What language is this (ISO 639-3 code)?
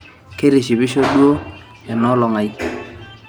mas